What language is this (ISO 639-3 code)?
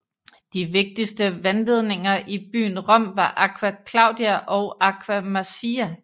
dan